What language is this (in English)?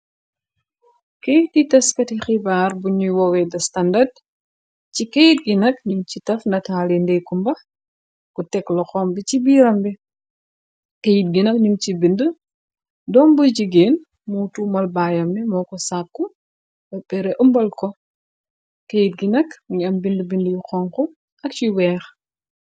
Wolof